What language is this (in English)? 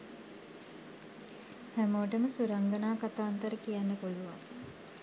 Sinhala